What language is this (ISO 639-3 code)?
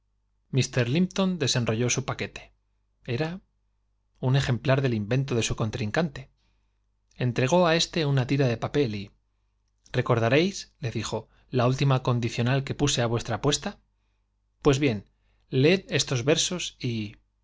spa